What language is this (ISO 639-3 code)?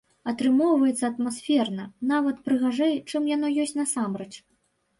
bel